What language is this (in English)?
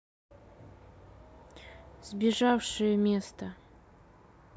Russian